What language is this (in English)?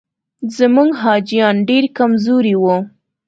Pashto